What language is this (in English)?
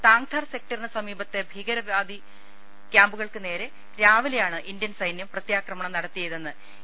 Malayalam